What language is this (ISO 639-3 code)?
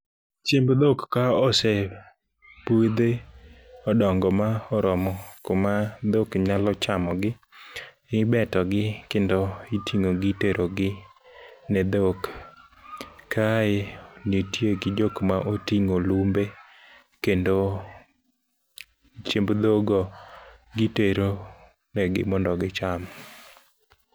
luo